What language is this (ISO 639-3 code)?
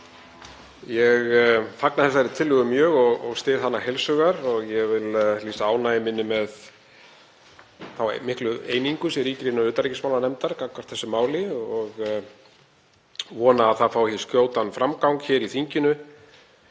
isl